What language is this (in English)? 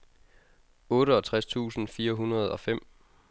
Danish